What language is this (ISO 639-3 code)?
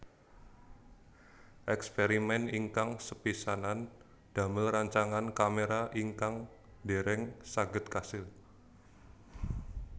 jav